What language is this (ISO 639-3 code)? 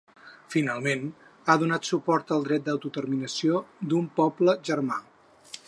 cat